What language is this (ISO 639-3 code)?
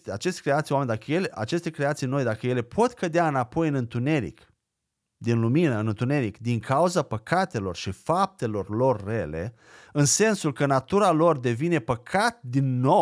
ron